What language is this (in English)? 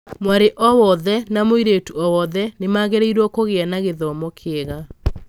Kikuyu